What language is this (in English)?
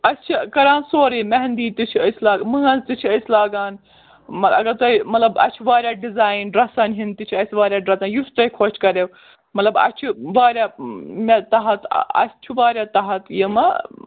Kashmiri